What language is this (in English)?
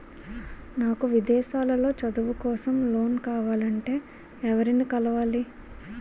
Telugu